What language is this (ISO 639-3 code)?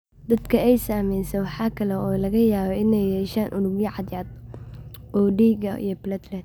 som